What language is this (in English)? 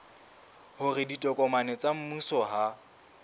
Southern Sotho